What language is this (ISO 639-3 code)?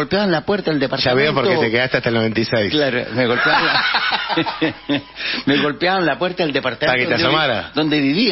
spa